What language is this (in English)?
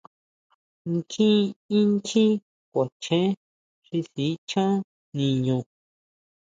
Huautla Mazatec